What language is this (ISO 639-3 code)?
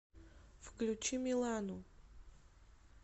rus